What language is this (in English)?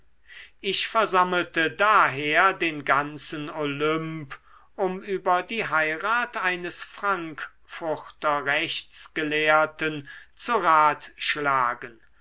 German